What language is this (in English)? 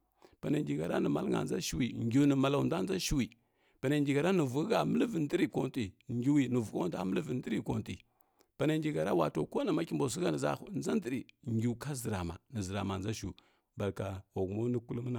Kirya-Konzəl